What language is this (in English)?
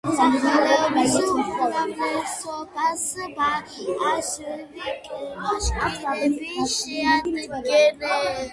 Georgian